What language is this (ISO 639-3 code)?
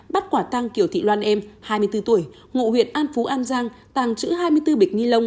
vie